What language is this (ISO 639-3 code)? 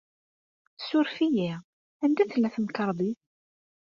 kab